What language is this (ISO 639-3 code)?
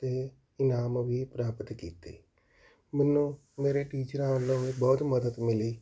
pan